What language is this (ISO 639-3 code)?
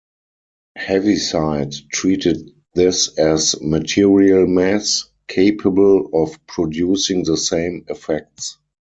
eng